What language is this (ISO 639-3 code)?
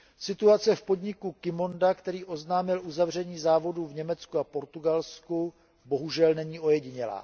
ces